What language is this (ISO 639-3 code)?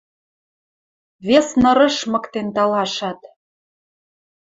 mrj